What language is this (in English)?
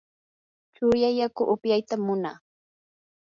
Yanahuanca Pasco Quechua